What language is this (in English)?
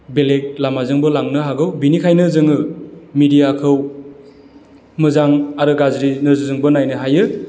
Bodo